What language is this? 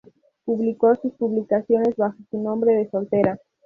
Spanish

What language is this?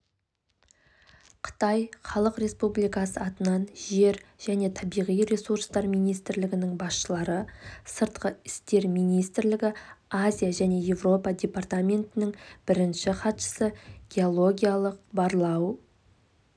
Kazakh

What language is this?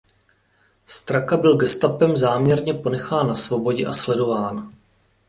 Czech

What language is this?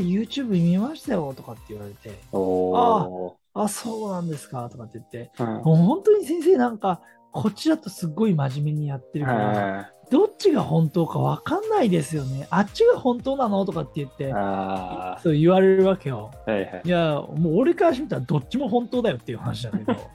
Japanese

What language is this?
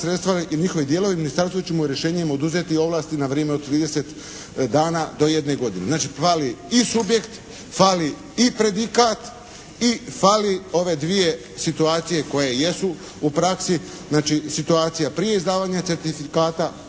Croatian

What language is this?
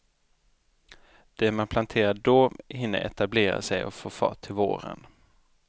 Swedish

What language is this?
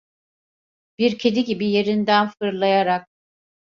Turkish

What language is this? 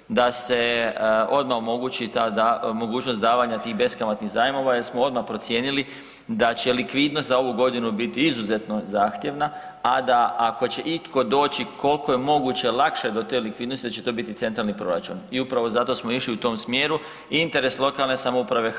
Croatian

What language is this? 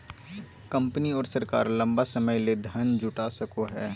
Magahi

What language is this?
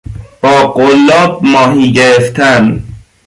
Persian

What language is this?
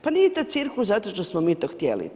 Croatian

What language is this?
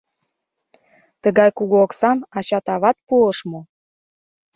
Mari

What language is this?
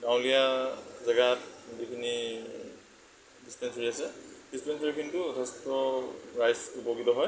Assamese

